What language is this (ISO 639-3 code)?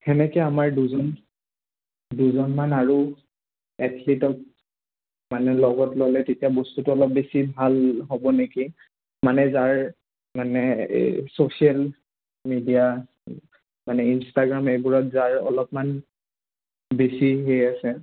asm